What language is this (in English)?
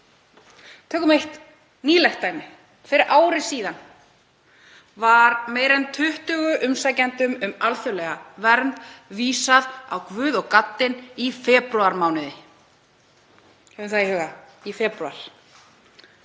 Icelandic